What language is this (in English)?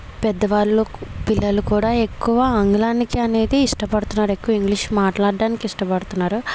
Telugu